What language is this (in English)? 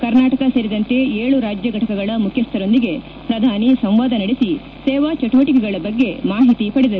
Kannada